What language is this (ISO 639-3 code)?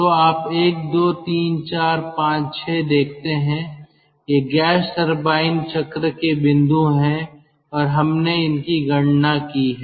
hin